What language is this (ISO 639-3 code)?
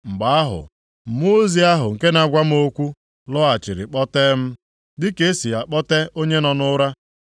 ibo